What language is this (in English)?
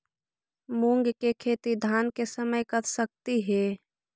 Magahi